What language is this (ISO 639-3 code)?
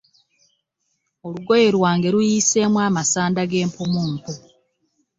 lug